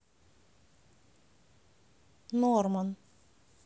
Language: Russian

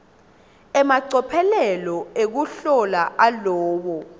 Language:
Swati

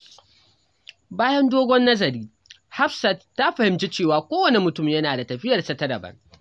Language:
Hausa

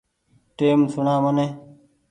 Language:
Goaria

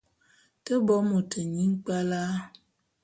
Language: Bulu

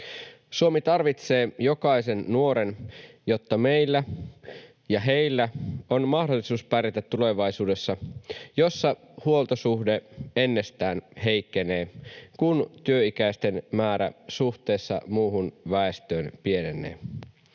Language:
Finnish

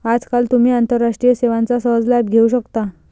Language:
Marathi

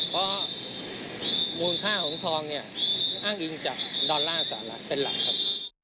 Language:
Thai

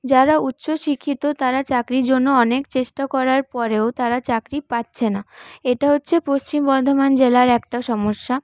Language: Bangla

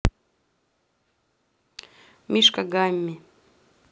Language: Russian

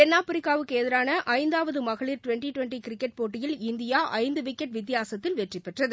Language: Tamil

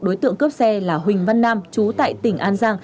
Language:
Vietnamese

